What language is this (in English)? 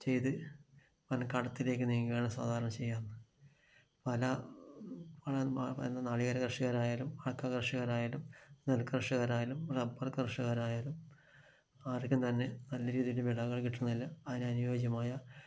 Malayalam